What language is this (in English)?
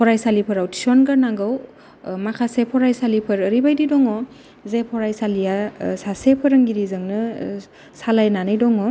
Bodo